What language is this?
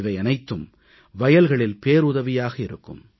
Tamil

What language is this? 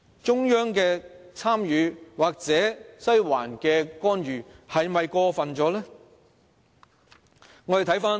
Cantonese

